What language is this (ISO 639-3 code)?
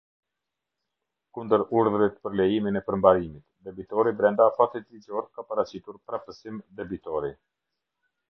sqi